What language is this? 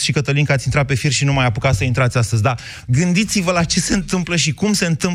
Romanian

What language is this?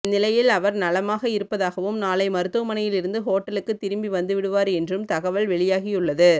Tamil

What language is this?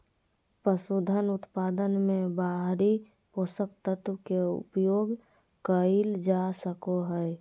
Magahi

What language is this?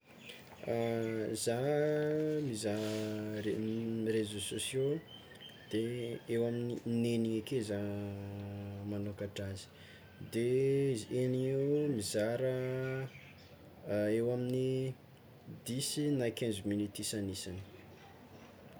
Tsimihety Malagasy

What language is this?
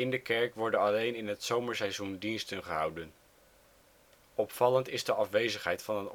Dutch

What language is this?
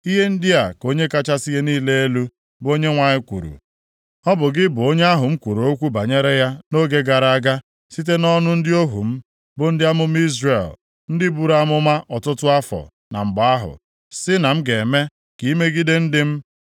Igbo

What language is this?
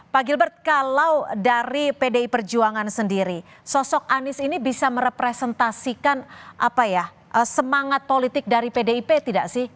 Indonesian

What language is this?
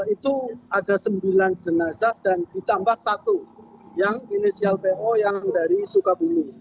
Indonesian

